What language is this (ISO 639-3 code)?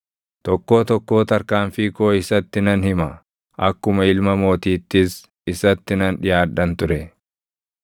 orm